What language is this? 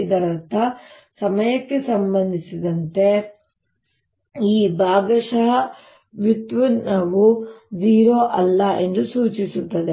Kannada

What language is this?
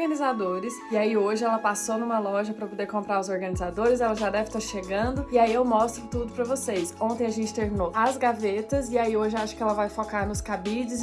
Portuguese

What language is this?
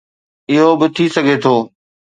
Sindhi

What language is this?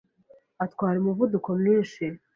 Kinyarwanda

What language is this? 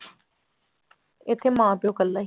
Punjabi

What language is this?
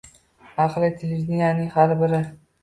Uzbek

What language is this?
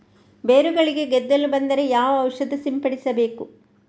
Kannada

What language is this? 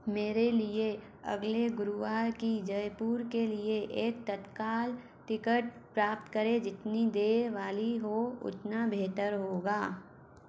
Hindi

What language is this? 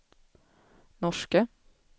Swedish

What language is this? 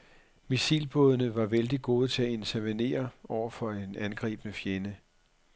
Danish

